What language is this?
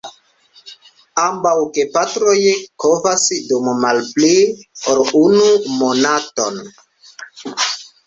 Esperanto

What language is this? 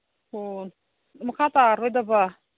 Manipuri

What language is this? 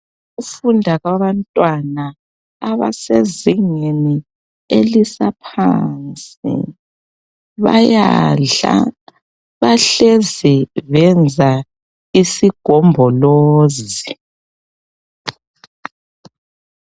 North Ndebele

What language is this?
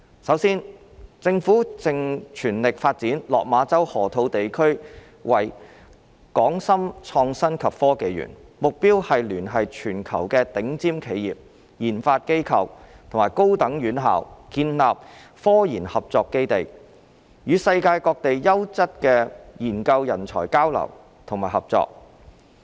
Cantonese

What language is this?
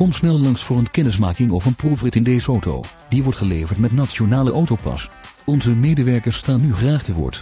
Dutch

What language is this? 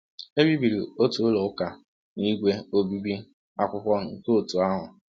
Igbo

